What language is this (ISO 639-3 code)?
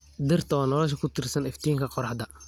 som